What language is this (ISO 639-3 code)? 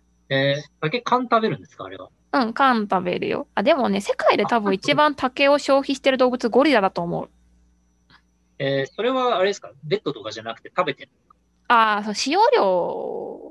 jpn